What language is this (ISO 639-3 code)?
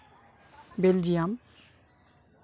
sat